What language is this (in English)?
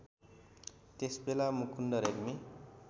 Nepali